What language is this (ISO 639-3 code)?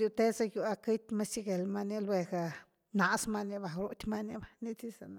ztu